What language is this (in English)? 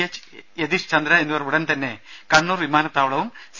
Malayalam